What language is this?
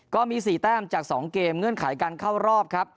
Thai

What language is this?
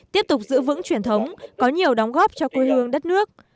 Vietnamese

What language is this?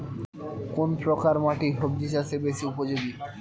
Bangla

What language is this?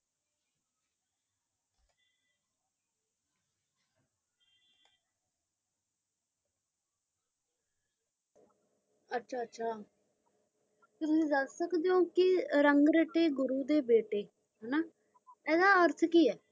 Punjabi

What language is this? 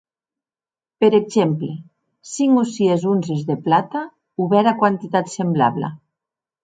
Occitan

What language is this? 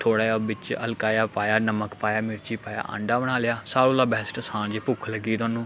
Dogri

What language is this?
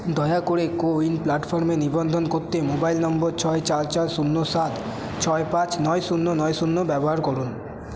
Bangla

